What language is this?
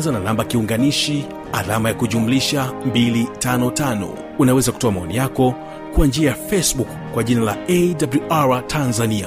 Swahili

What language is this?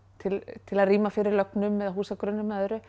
Icelandic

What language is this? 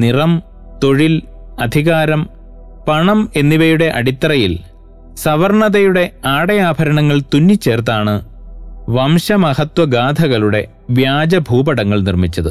Malayalam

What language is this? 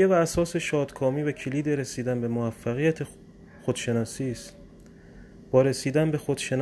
Persian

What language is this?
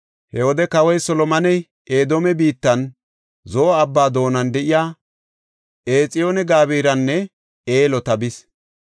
Gofa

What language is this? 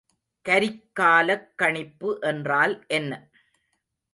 Tamil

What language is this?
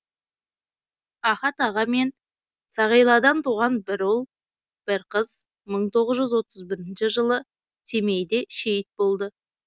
Kazakh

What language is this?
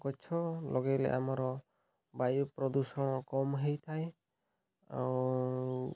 Odia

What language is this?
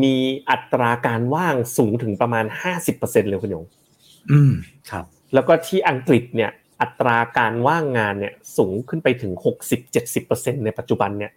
Thai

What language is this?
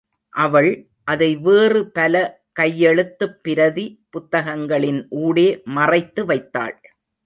Tamil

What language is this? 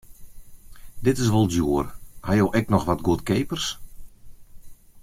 Western Frisian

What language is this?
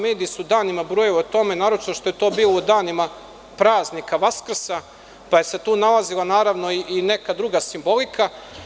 Serbian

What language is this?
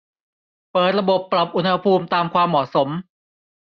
Thai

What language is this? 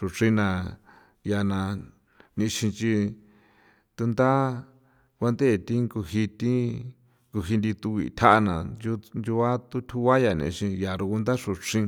San Felipe Otlaltepec Popoloca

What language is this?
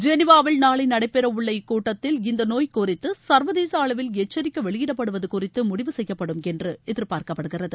Tamil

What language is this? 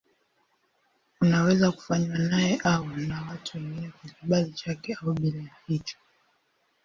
Swahili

